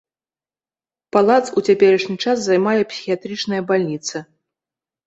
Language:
Belarusian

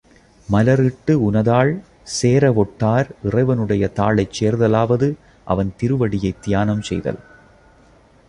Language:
Tamil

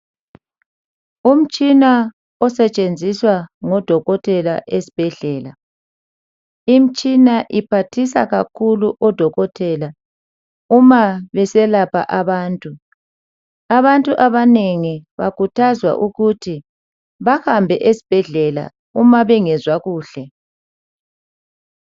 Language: North Ndebele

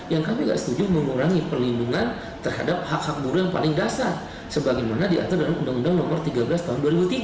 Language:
Indonesian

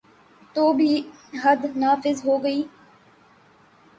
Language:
Urdu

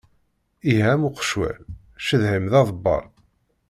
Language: Kabyle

